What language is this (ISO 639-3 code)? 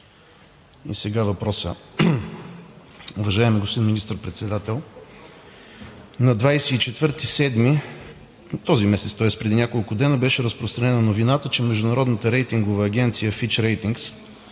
bul